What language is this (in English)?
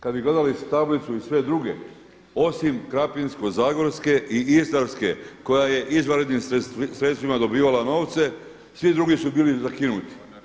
Croatian